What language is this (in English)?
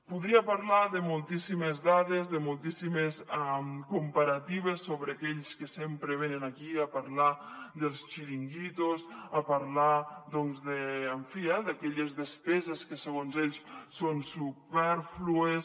Catalan